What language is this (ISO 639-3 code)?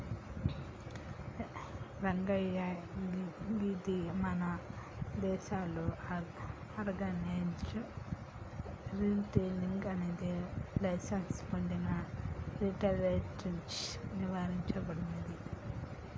tel